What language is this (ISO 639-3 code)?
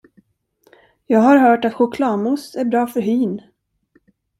swe